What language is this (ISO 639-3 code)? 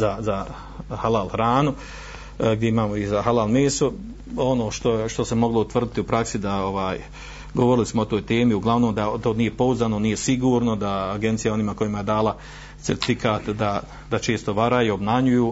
hrv